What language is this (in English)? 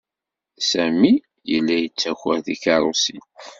Kabyle